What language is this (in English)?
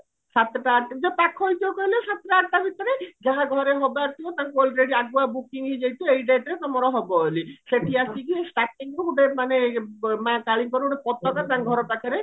Odia